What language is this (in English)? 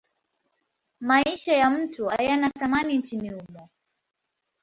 Swahili